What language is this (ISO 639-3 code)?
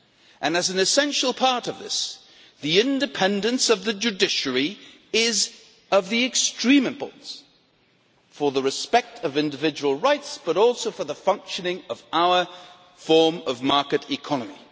eng